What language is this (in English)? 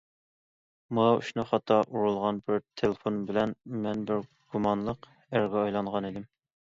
Uyghur